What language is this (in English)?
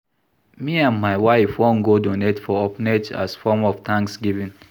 Nigerian Pidgin